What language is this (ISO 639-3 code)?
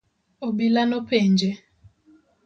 luo